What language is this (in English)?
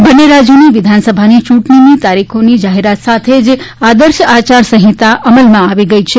Gujarati